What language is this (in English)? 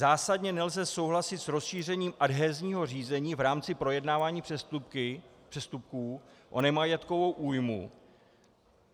Czech